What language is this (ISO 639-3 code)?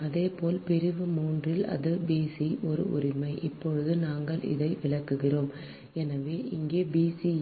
tam